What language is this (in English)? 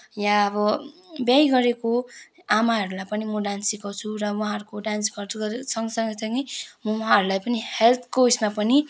Nepali